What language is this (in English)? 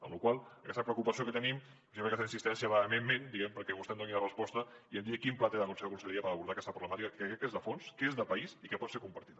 Catalan